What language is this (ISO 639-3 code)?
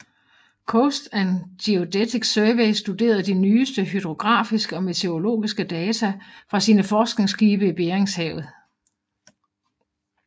dan